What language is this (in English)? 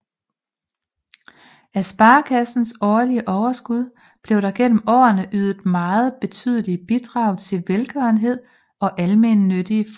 Danish